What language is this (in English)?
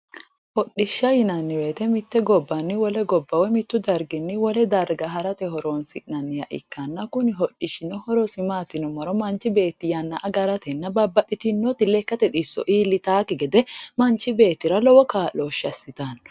Sidamo